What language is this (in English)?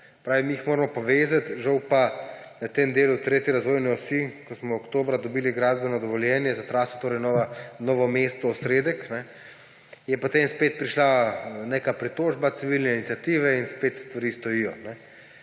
Slovenian